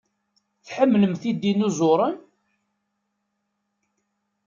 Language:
Kabyle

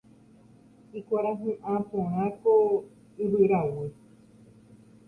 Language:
Guarani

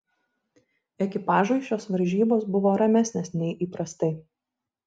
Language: Lithuanian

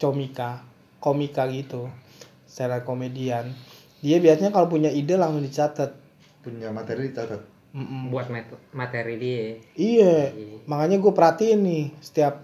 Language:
Indonesian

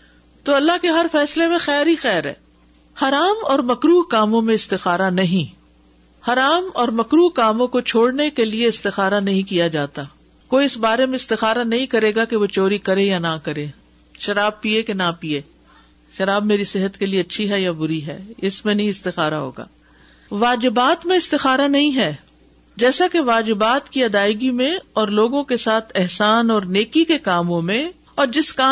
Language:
Urdu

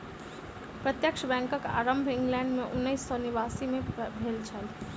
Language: Maithili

